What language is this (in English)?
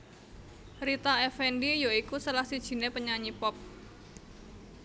Javanese